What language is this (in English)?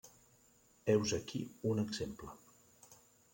Catalan